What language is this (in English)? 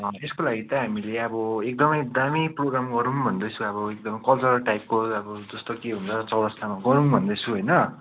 Nepali